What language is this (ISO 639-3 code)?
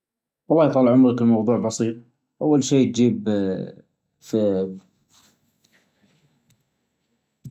ars